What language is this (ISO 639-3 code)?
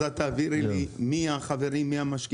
heb